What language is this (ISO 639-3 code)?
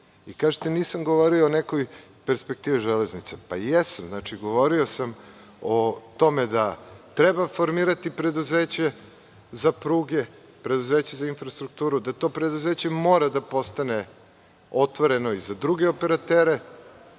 srp